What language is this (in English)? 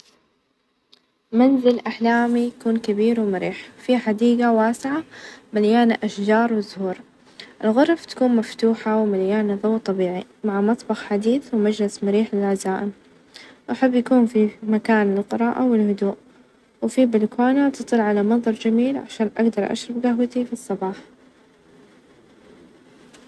Najdi Arabic